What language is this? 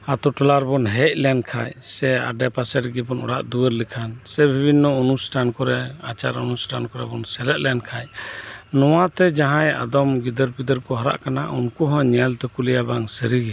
Santali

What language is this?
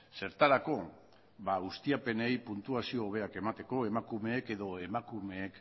Basque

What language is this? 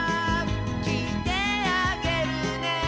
Japanese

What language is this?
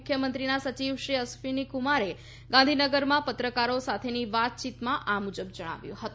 Gujarati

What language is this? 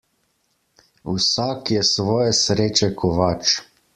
Slovenian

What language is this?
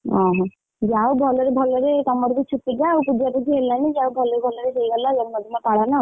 Odia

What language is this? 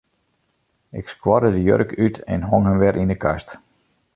Western Frisian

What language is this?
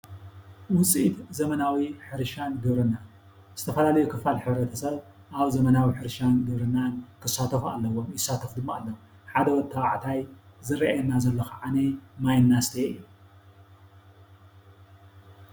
Tigrinya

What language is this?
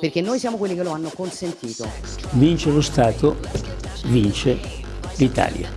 Italian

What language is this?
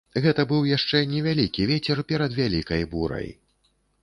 Belarusian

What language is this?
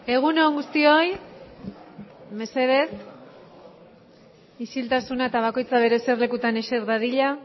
Basque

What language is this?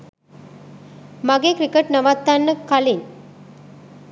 Sinhala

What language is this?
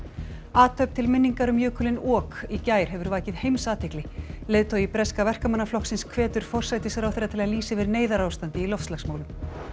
Icelandic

